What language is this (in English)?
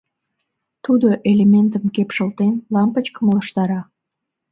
Mari